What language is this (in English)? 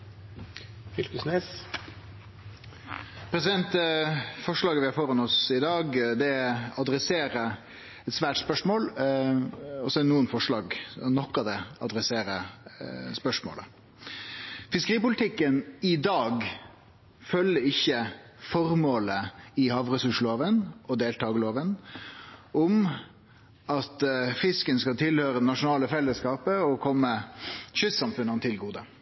Norwegian